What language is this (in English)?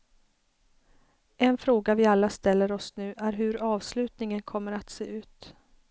Swedish